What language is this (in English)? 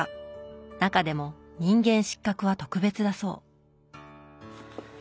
Japanese